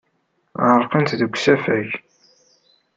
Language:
Kabyle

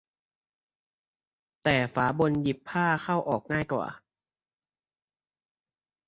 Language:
Thai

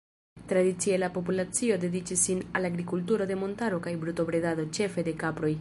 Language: Esperanto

